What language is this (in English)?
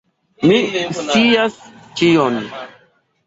Esperanto